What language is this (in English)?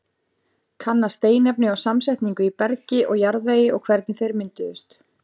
Icelandic